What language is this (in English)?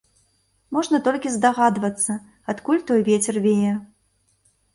Belarusian